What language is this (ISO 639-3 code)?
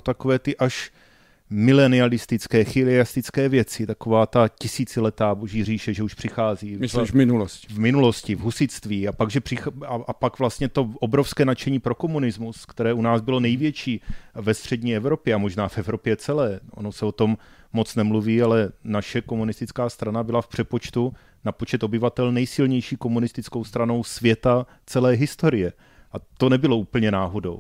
ces